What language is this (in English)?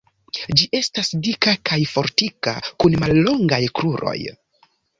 Esperanto